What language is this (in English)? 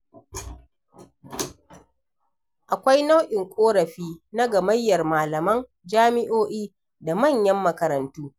Hausa